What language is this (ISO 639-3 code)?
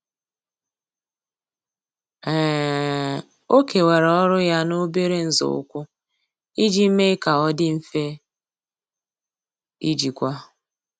ibo